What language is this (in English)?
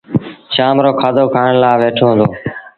Sindhi Bhil